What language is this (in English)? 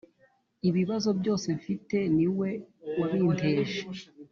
Kinyarwanda